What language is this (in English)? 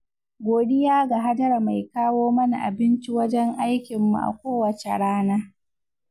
Hausa